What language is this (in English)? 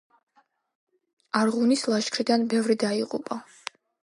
Georgian